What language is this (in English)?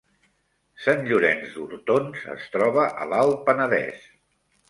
Catalan